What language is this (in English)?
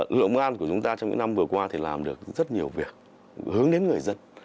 Vietnamese